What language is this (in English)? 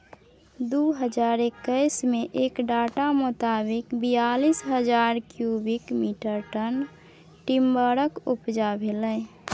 Maithili